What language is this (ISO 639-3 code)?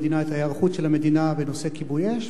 heb